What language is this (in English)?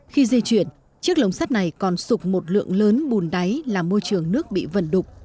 Vietnamese